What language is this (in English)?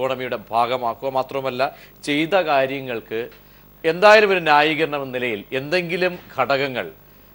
Malayalam